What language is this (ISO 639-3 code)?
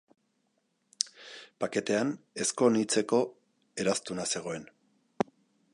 eus